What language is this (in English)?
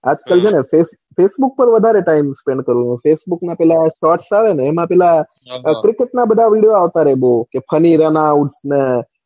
Gujarati